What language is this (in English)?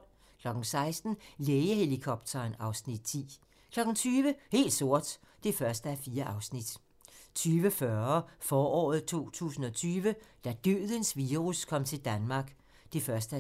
Danish